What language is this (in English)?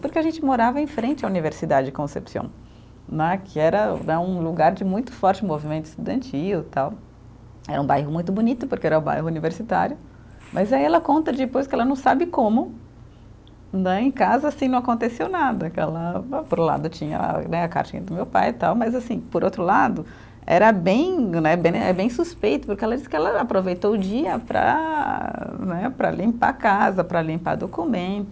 Portuguese